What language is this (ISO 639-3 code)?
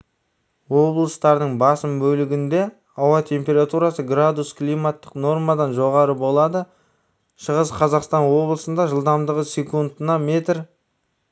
kaz